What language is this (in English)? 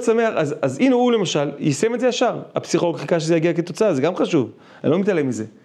Hebrew